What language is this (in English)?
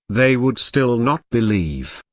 English